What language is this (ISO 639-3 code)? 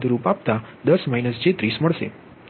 guj